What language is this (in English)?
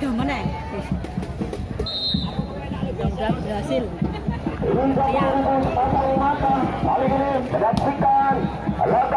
Indonesian